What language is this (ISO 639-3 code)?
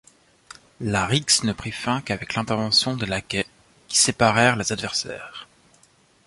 fra